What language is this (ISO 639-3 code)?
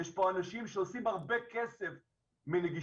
heb